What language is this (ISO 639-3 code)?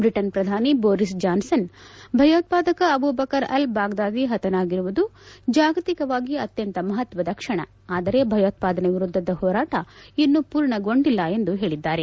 kan